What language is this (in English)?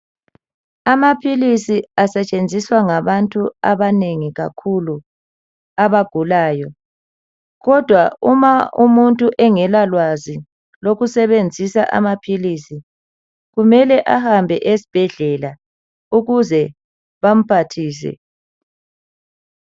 North Ndebele